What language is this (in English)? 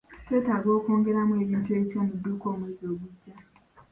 Ganda